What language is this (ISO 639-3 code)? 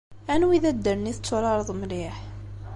kab